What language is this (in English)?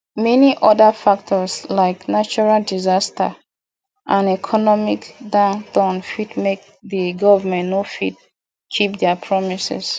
Nigerian Pidgin